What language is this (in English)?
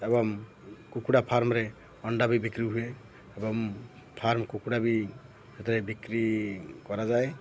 Odia